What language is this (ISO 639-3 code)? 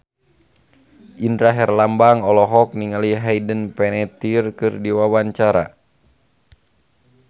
sun